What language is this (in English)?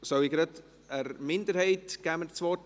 Swiss German